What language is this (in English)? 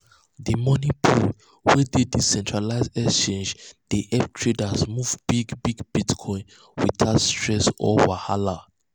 Nigerian Pidgin